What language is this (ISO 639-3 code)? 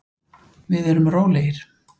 isl